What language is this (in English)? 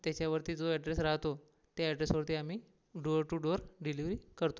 Marathi